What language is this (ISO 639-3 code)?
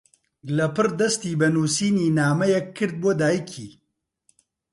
ckb